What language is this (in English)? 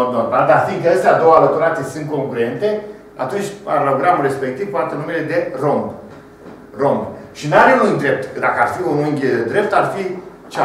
Romanian